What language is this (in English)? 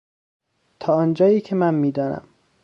Persian